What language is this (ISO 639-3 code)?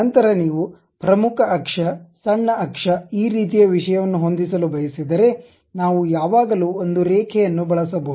kan